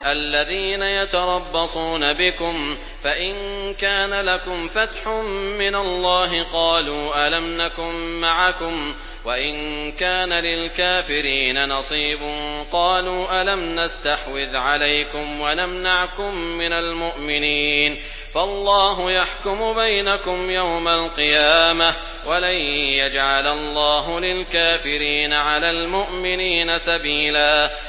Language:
Arabic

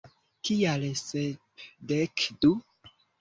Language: Esperanto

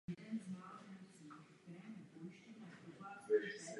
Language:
Czech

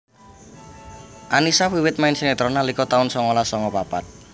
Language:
Javanese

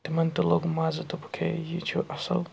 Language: Kashmiri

